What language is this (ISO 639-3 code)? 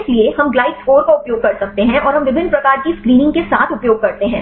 hin